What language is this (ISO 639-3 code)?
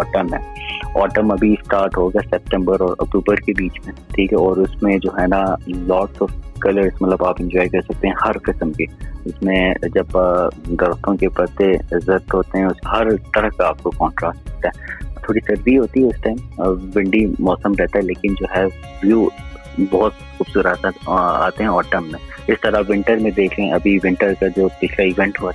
urd